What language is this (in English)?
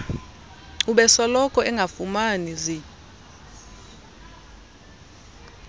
Xhosa